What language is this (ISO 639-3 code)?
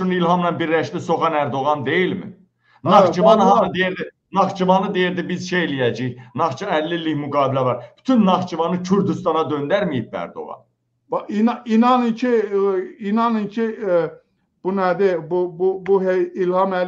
tur